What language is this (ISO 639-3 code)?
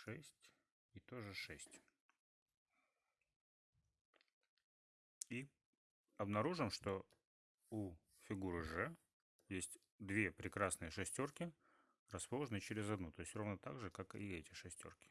rus